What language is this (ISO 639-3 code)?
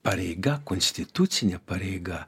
lit